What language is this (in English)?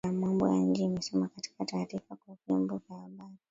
Swahili